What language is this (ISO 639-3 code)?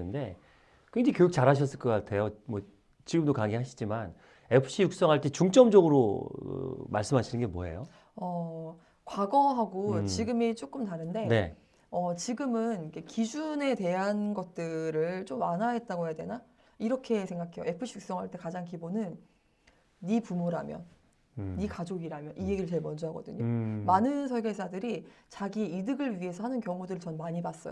kor